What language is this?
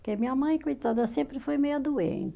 Portuguese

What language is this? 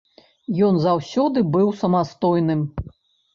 Belarusian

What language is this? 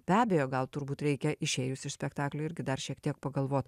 Lithuanian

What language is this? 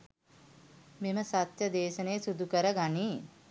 Sinhala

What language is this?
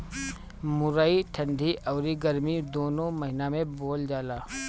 Bhojpuri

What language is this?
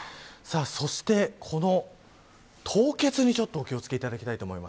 Japanese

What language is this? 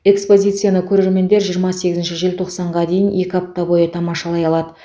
Kazakh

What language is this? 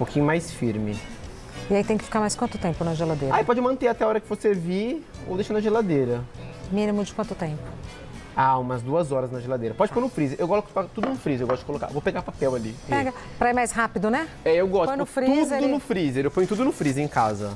Portuguese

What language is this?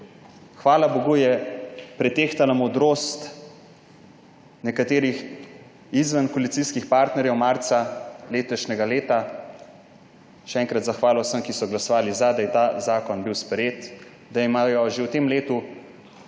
Slovenian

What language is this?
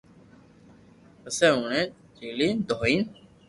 Loarki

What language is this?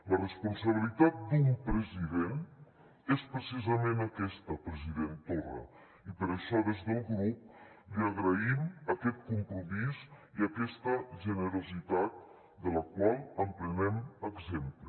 Catalan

